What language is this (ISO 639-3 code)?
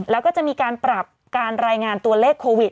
tha